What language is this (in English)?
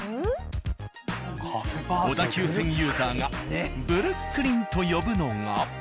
Japanese